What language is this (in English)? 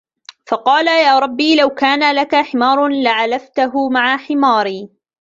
Arabic